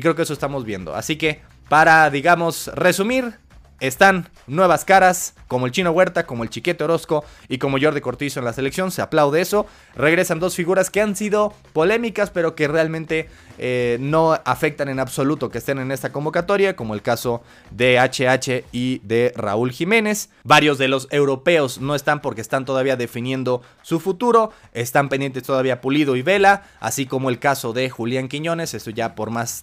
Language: Spanish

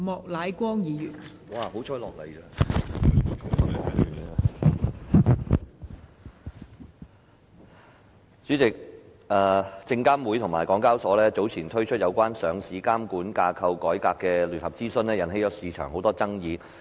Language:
Cantonese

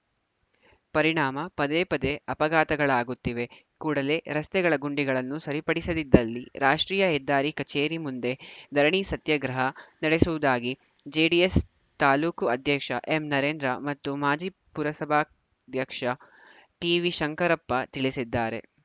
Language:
Kannada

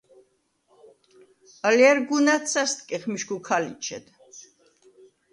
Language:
Svan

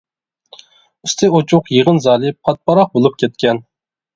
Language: Uyghur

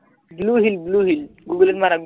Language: Assamese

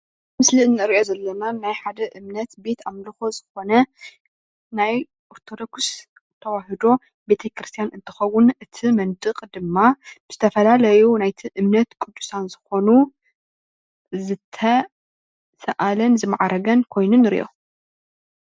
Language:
Tigrinya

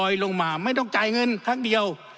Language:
Thai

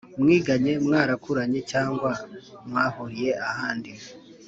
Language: Kinyarwanda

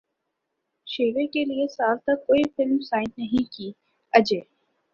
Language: Urdu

